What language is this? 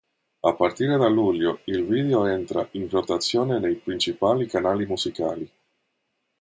Italian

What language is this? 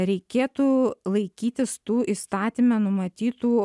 Lithuanian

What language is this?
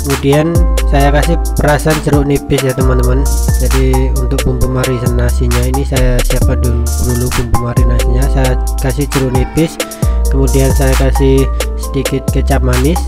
Indonesian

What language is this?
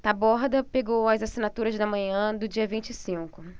Portuguese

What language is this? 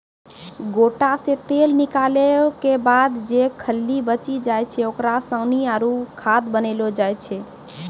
Maithili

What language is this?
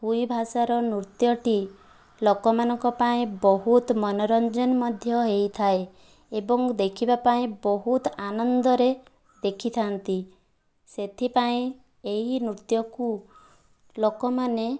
Odia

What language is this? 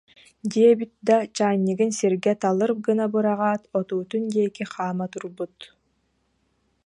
Yakut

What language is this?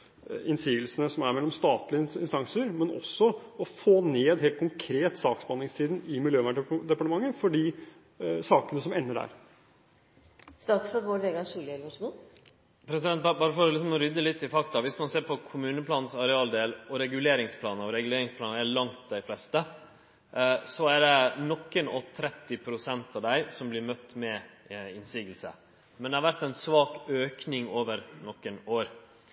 Norwegian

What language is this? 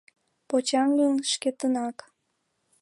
Mari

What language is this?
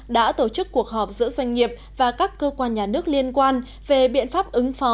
Vietnamese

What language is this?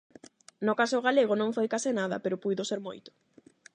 Galician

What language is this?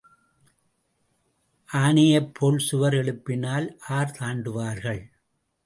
Tamil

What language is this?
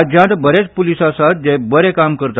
Konkani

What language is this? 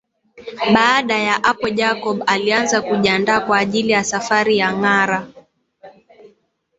Swahili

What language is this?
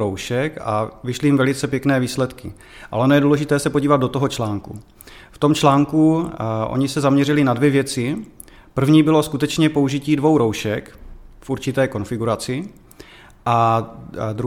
Czech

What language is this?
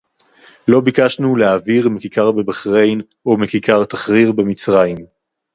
Hebrew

